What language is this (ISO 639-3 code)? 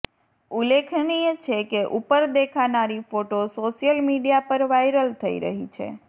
guj